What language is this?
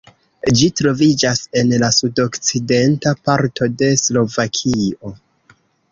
Esperanto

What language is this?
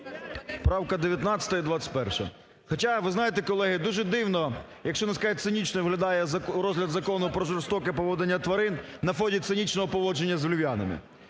Ukrainian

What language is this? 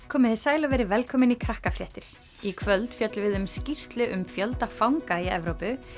Icelandic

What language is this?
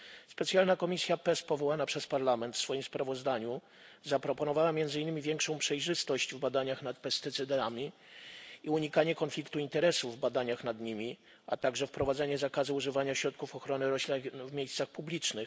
Polish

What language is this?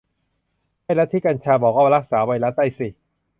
Thai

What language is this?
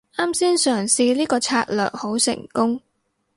Cantonese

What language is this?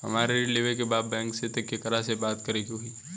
Bhojpuri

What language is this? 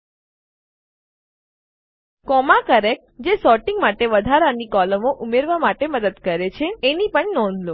Gujarati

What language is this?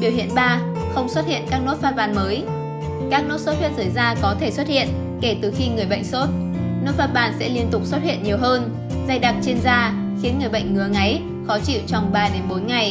Vietnamese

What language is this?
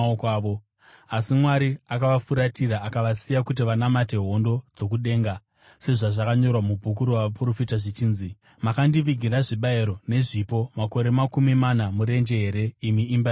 Shona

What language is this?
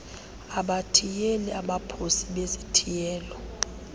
Xhosa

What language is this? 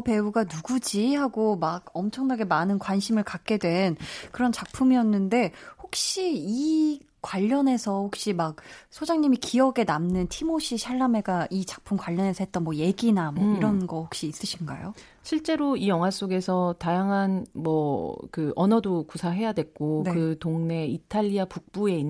Korean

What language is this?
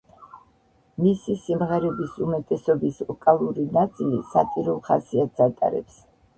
Georgian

